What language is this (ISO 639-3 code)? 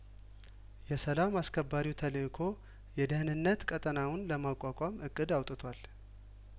amh